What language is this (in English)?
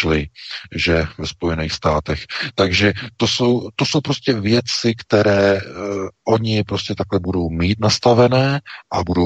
Czech